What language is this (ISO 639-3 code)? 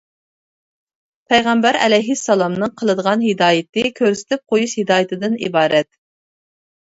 uig